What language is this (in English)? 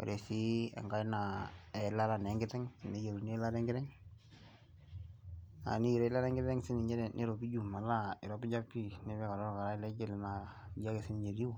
Masai